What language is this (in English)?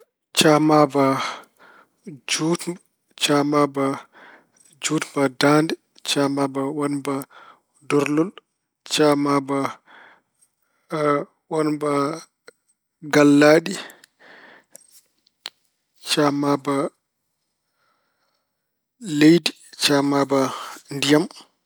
Fula